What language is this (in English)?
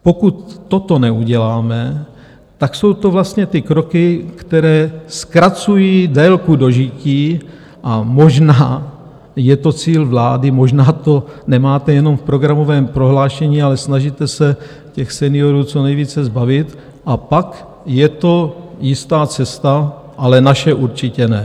Czech